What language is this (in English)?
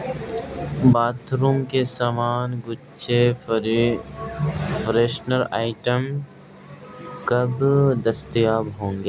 Urdu